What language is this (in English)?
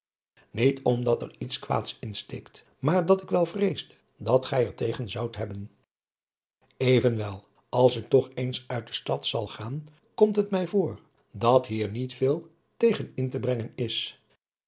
Dutch